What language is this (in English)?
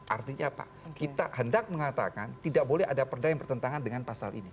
Indonesian